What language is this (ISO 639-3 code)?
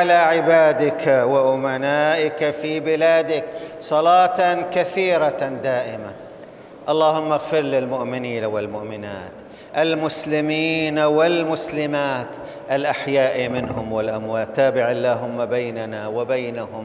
ara